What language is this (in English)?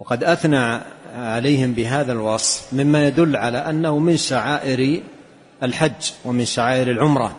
Arabic